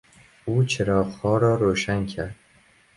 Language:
Persian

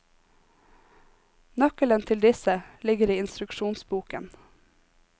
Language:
Norwegian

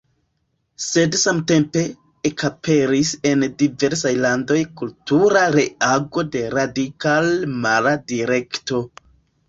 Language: Esperanto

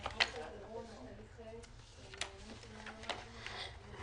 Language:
Hebrew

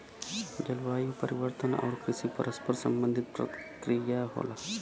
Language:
Bhojpuri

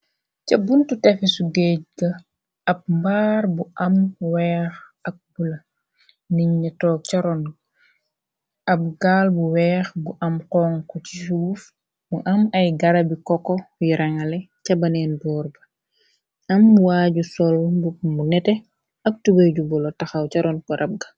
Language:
Wolof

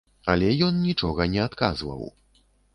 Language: Belarusian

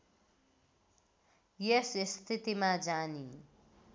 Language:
Nepali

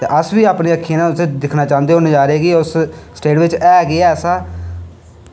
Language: Dogri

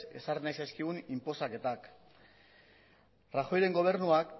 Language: Basque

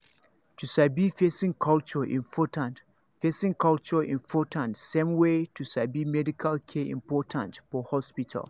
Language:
Nigerian Pidgin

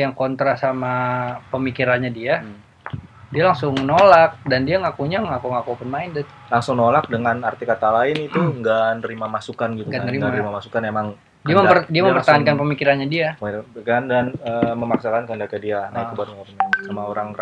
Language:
Indonesian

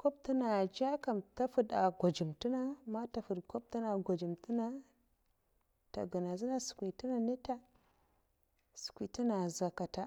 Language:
Mafa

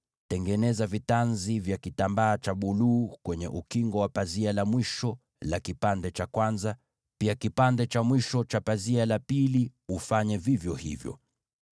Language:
Swahili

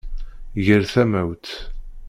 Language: Kabyle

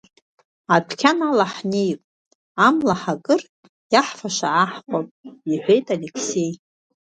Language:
Abkhazian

